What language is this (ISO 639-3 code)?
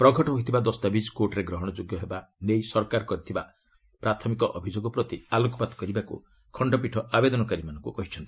ori